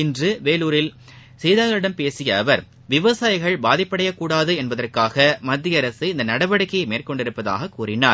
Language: Tamil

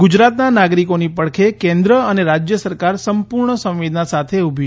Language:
Gujarati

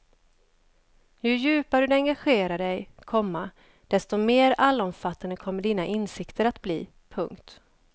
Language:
Swedish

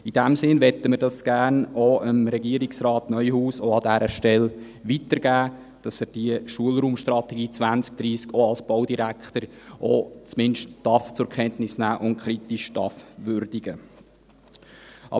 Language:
Swiss German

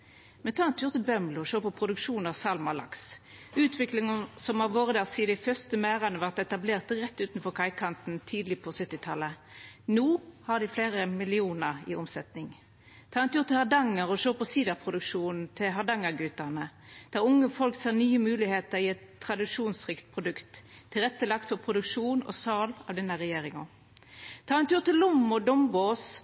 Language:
Norwegian Nynorsk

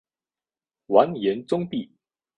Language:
Chinese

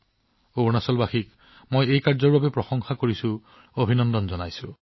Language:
Assamese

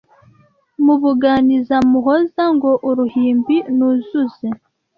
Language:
Kinyarwanda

